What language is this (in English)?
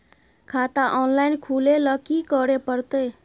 Maithili